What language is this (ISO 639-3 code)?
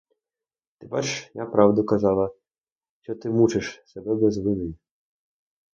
ukr